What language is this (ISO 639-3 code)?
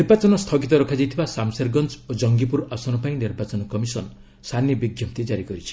ori